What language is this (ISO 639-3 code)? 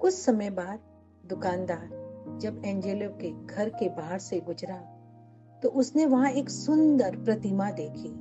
hin